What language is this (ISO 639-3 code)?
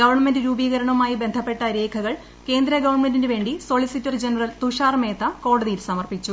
mal